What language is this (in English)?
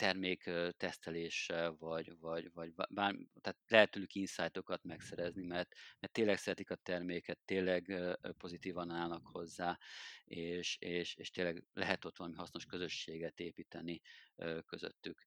Hungarian